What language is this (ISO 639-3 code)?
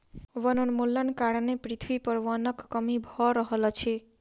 mai